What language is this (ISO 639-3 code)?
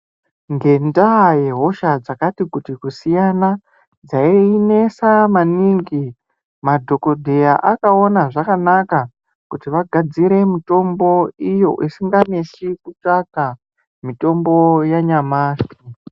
ndc